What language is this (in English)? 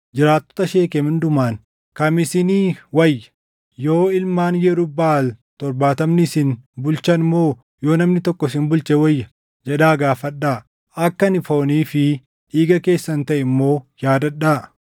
Oromo